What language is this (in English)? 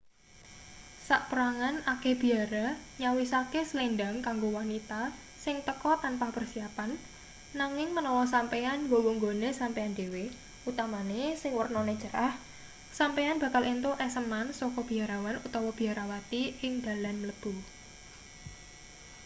Javanese